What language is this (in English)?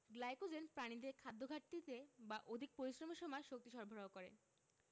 Bangla